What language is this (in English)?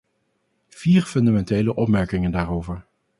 Dutch